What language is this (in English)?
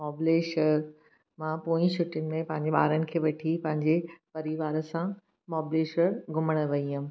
Sindhi